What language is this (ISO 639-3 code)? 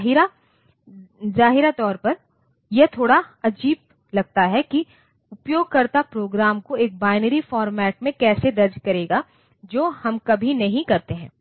hin